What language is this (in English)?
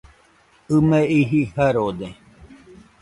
Nüpode Huitoto